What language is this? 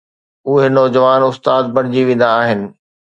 Sindhi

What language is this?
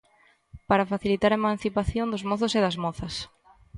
Galician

